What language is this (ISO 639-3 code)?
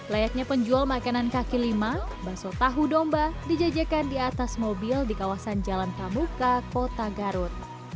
ind